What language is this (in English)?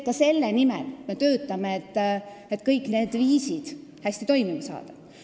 Estonian